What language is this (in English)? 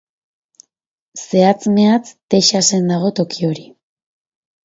Basque